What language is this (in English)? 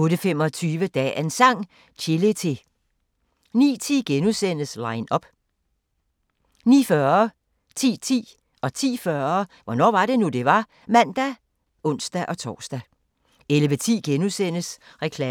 Danish